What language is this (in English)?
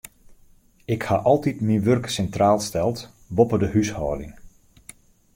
Western Frisian